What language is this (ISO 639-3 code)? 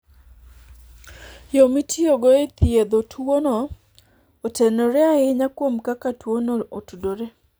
luo